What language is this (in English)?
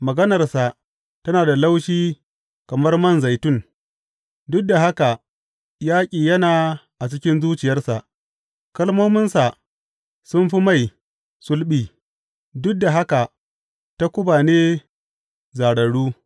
Hausa